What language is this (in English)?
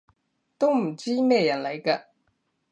Cantonese